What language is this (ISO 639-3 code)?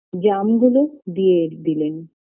ben